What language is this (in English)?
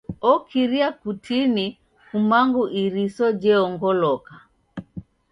Taita